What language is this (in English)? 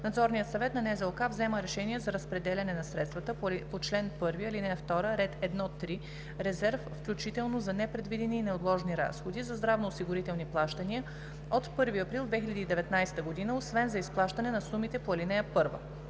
Bulgarian